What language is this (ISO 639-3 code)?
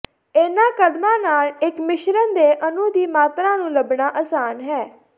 pan